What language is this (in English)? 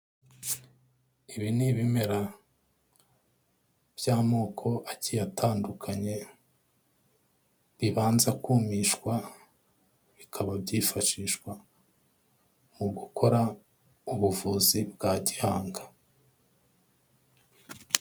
Kinyarwanda